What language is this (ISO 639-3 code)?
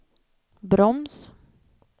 swe